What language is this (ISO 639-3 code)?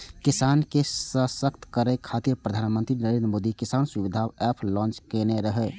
mai